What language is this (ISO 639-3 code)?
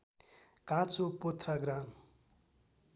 nep